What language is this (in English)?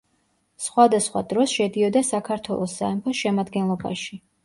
Georgian